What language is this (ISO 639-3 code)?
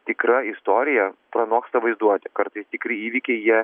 lit